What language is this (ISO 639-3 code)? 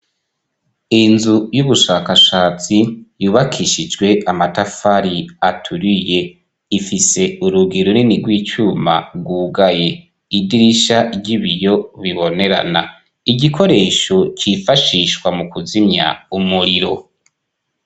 run